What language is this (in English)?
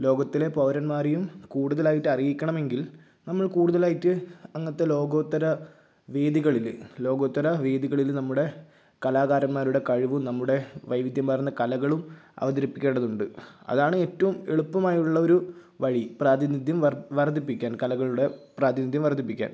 Malayalam